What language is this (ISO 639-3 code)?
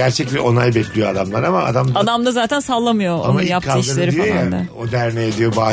tur